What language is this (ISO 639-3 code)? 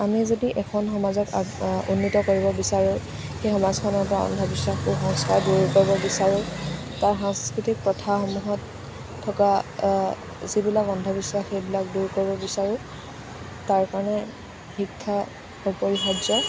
asm